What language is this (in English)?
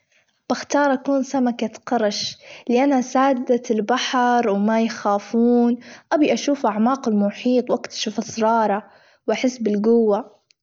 Gulf Arabic